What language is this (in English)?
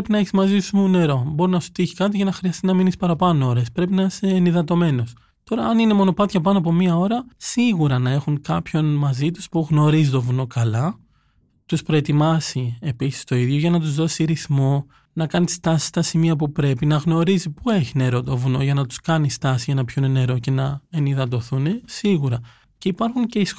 Greek